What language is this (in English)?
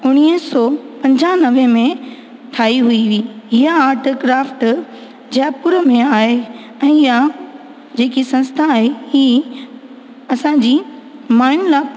Sindhi